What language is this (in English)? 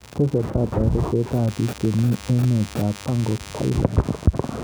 Kalenjin